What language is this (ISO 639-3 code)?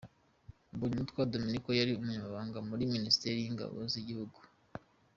kin